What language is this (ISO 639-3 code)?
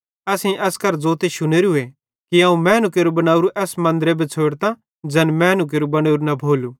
bhd